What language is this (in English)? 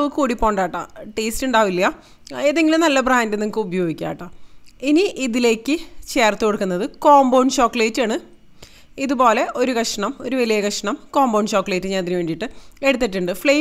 Malayalam